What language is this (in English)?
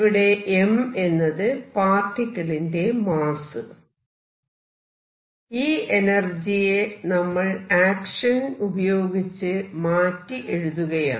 Malayalam